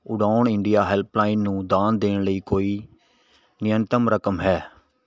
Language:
Punjabi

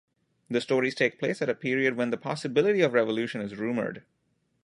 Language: English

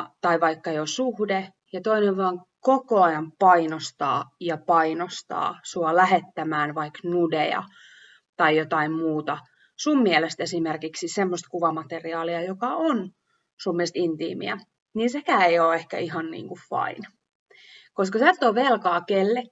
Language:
Finnish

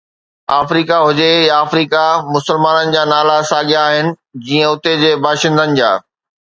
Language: Sindhi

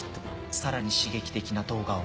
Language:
Japanese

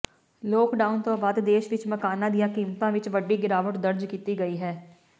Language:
Punjabi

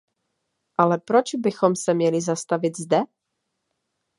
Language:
Czech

